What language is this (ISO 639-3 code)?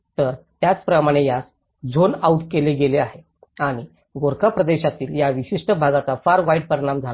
mar